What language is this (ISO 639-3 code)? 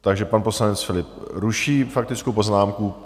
ces